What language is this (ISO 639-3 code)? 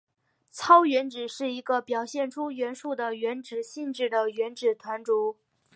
zho